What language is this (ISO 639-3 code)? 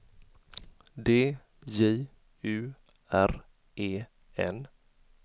swe